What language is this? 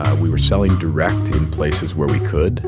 English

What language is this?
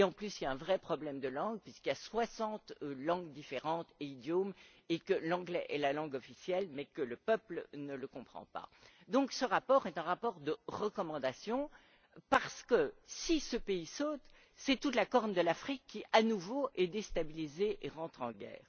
French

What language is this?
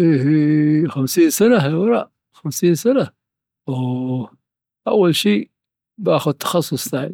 Dhofari Arabic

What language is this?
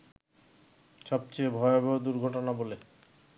Bangla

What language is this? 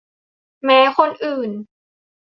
Thai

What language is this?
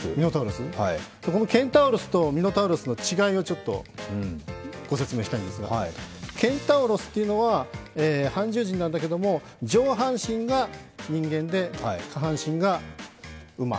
Japanese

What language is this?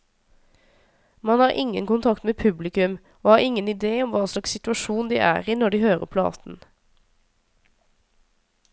Norwegian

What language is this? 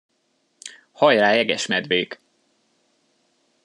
Hungarian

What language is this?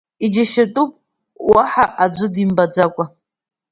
Abkhazian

